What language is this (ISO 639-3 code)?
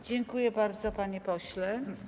pol